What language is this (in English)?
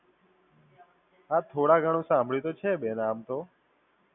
Gujarati